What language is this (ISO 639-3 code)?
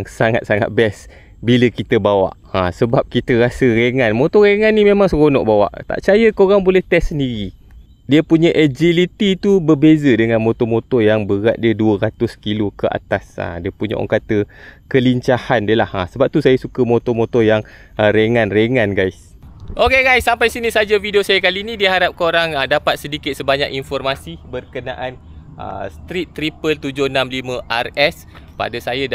msa